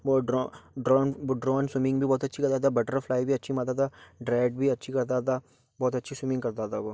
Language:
Hindi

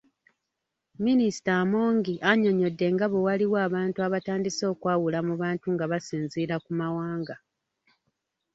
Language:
Ganda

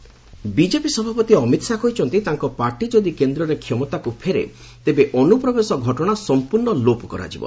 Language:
Odia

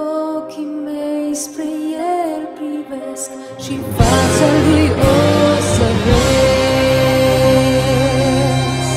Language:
Romanian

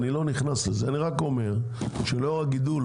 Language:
Hebrew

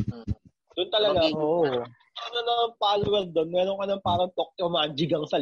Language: Filipino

